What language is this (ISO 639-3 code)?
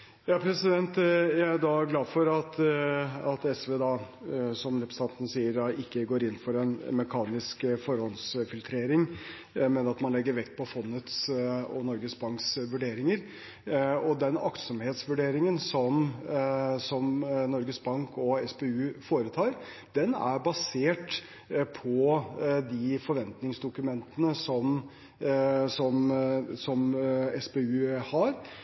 nob